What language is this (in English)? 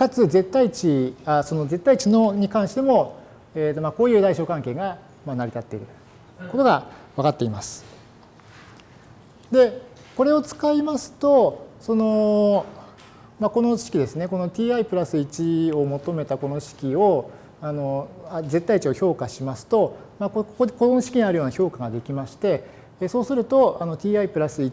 Japanese